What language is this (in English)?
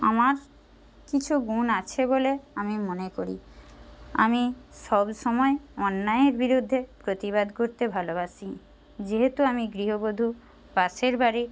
Bangla